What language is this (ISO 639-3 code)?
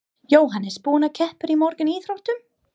isl